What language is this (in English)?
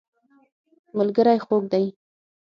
Pashto